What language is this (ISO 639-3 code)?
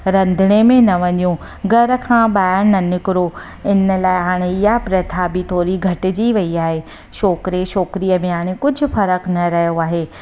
snd